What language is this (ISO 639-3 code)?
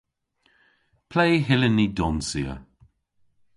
cor